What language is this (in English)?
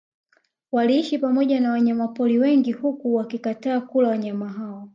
Swahili